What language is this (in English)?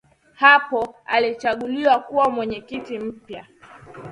Swahili